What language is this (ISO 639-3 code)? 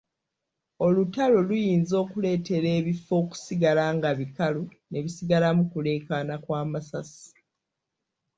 lug